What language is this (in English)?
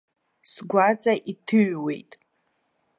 Abkhazian